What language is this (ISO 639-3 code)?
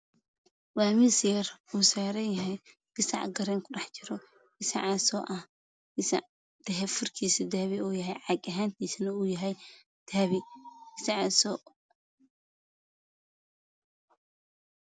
som